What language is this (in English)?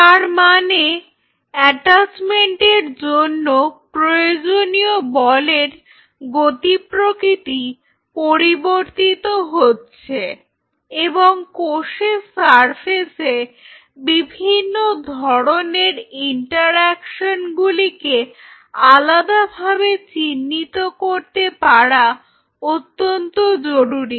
Bangla